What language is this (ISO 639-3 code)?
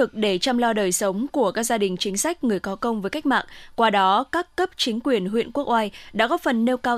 vie